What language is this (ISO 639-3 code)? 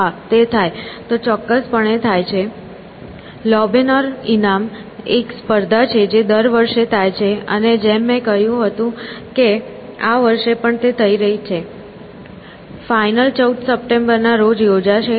guj